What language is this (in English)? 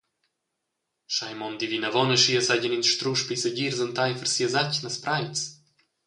Romansh